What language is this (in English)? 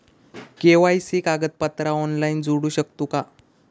Marathi